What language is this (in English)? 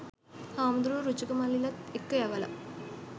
Sinhala